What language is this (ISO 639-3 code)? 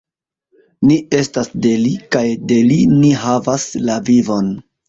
epo